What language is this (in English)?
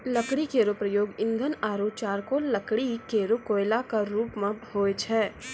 Maithili